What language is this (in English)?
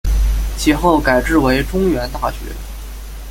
Chinese